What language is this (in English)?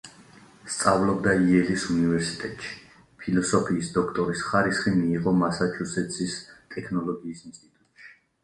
Georgian